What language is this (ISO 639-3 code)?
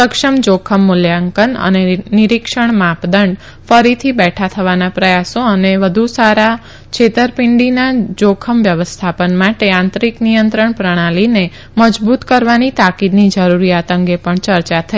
guj